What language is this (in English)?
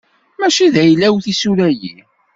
Kabyle